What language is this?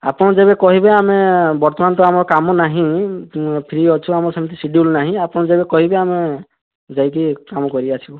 Odia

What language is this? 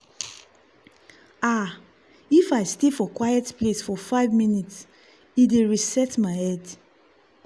Nigerian Pidgin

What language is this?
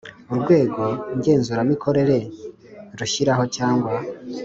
Kinyarwanda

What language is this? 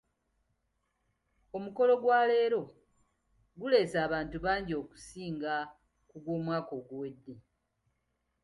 Ganda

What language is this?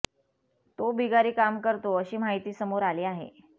Marathi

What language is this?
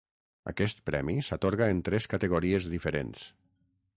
Catalan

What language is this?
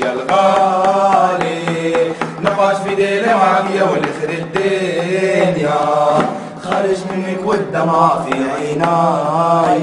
Arabic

